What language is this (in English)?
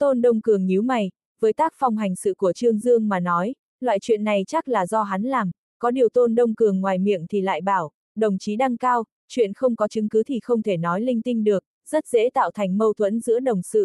Vietnamese